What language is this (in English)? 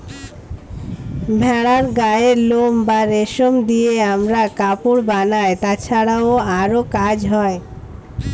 Bangla